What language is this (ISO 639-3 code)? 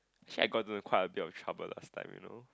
eng